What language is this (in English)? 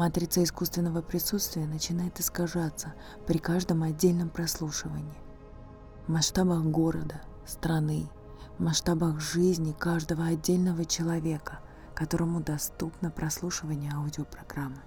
Russian